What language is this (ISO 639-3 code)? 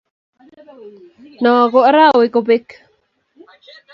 kln